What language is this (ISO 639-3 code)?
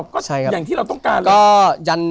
tha